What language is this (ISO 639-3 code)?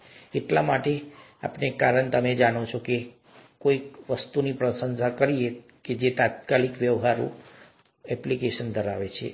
guj